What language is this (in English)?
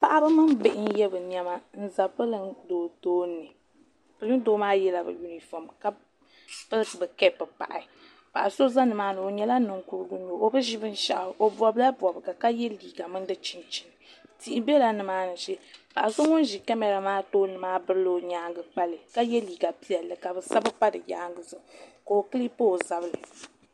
Dagbani